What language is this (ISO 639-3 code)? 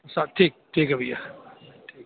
urd